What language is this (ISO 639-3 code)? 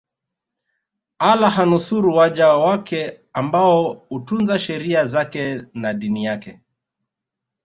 swa